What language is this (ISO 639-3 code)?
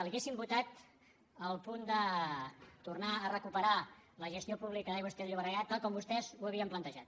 cat